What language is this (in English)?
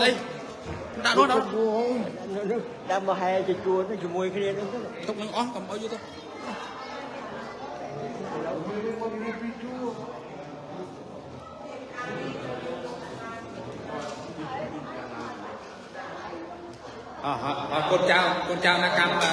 English